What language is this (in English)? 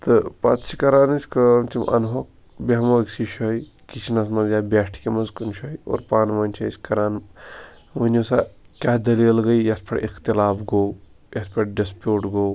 Kashmiri